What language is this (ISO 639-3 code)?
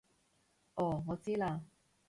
yue